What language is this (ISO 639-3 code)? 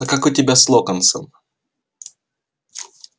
rus